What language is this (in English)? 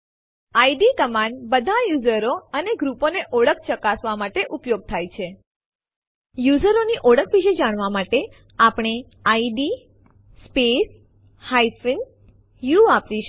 Gujarati